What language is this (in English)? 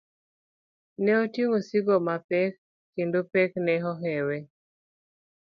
Luo (Kenya and Tanzania)